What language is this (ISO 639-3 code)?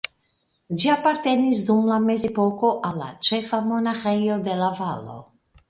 epo